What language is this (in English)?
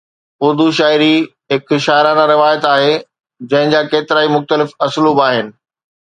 Sindhi